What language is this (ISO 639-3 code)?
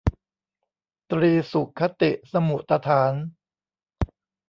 tha